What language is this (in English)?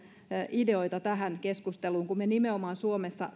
Finnish